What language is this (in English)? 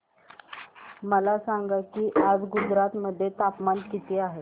Marathi